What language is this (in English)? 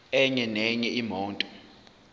Zulu